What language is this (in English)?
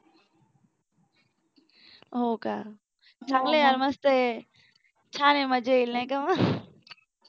Marathi